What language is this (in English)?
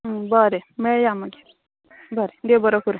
Konkani